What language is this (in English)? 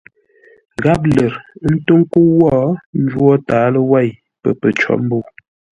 Ngombale